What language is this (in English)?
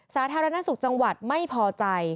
Thai